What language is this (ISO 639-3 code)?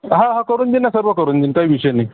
mar